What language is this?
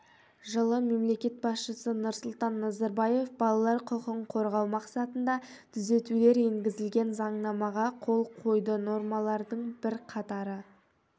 Kazakh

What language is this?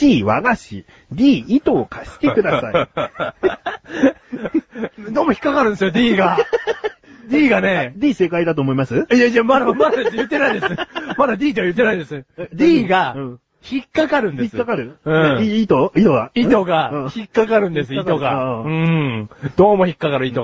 Japanese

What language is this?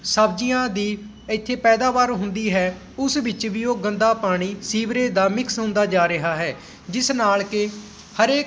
Punjabi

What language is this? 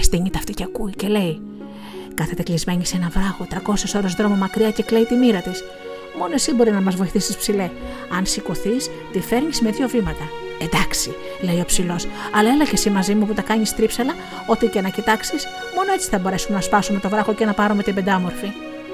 Greek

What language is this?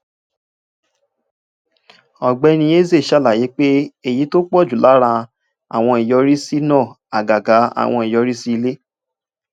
Yoruba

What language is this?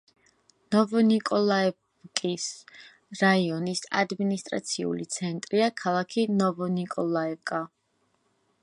Georgian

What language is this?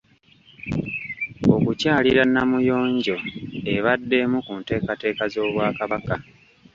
Ganda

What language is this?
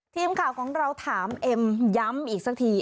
Thai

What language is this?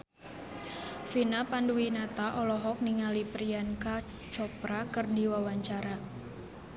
Sundanese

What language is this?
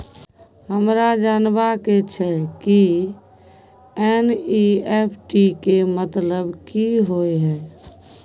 Maithili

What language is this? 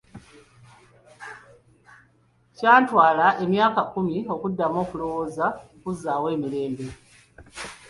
Ganda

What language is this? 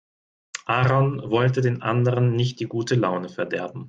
German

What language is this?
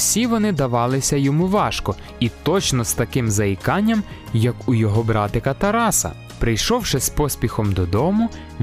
Ukrainian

